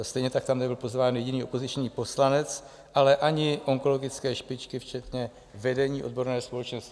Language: Czech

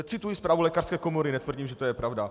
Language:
Czech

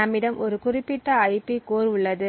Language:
Tamil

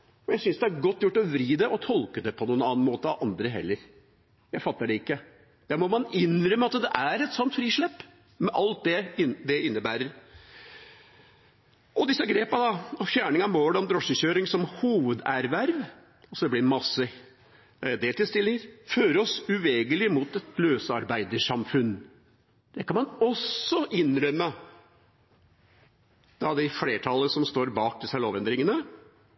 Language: Norwegian Bokmål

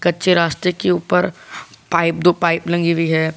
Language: Hindi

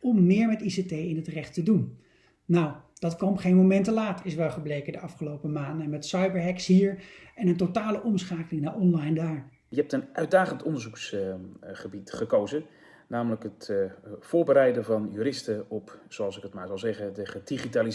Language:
Dutch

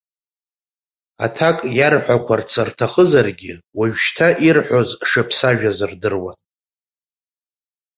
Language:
Abkhazian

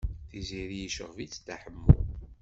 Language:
Kabyle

